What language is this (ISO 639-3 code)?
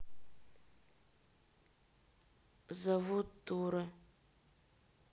rus